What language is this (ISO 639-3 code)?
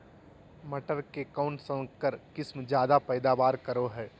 mag